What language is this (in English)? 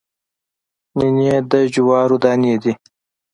Pashto